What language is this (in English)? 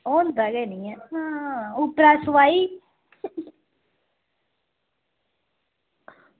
Dogri